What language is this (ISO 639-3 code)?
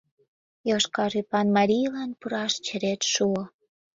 chm